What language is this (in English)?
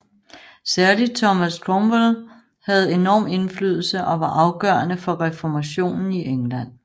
Danish